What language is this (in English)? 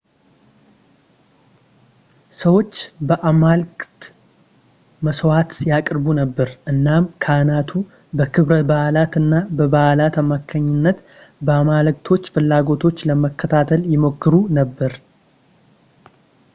Amharic